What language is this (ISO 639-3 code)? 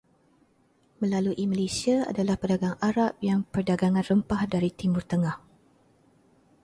msa